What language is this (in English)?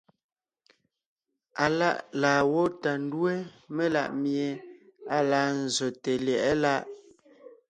Ngiemboon